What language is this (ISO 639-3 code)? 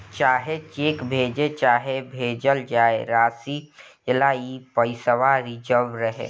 bho